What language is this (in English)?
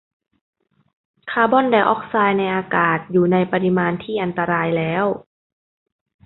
Thai